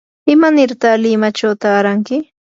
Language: Yanahuanca Pasco Quechua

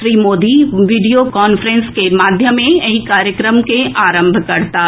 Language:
Maithili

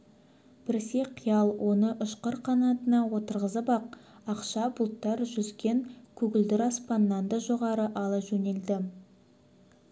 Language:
Kazakh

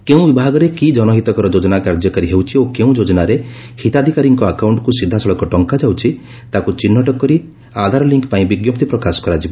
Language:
Odia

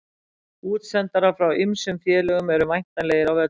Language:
Icelandic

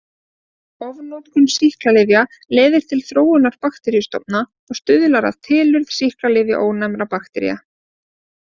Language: Icelandic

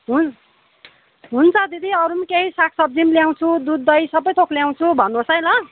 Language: Nepali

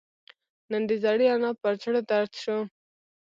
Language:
Pashto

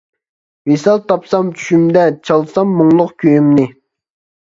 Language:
Uyghur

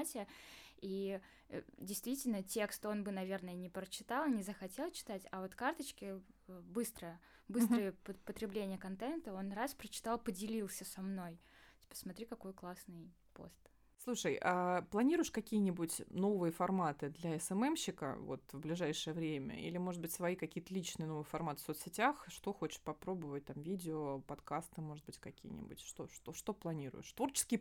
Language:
Russian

